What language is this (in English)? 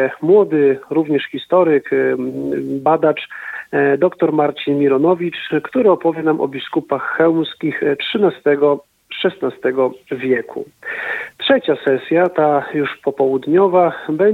Polish